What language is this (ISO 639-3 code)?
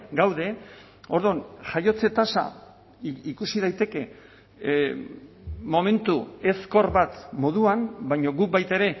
eus